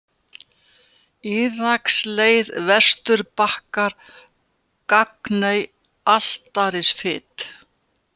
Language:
Icelandic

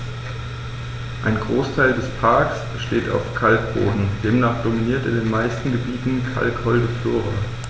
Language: German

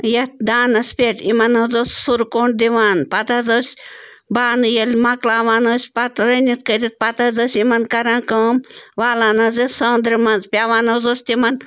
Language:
Kashmiri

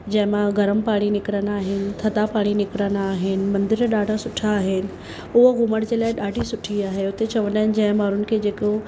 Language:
Sindhi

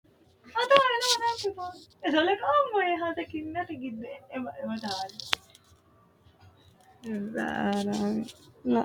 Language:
Sidamo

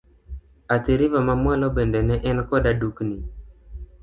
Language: Luo (Kenya and Tanzania)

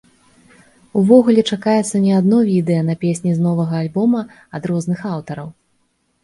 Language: Belarusian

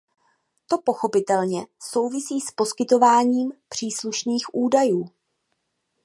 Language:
Czech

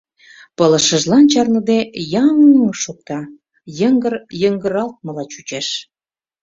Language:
Mari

